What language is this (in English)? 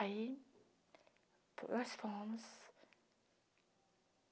Portuguese